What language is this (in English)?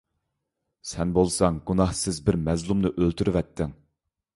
Uyghur